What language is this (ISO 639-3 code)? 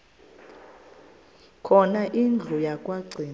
xho